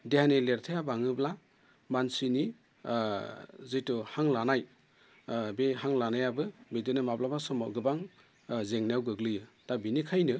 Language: Bodo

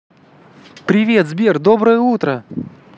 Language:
Russian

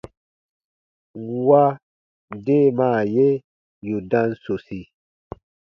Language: Baatonum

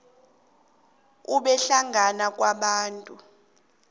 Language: South Ndebele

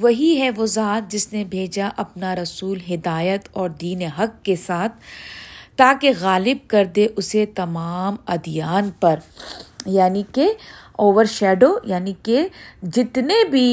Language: Urdu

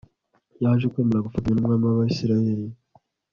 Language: Kinyarwanda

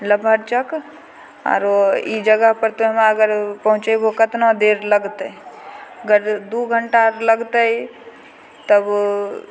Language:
Maithili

